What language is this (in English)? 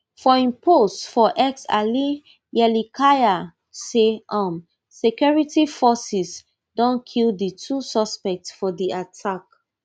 Nigerian Pidgin